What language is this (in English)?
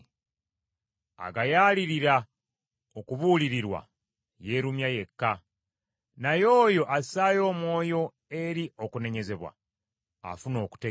Ganda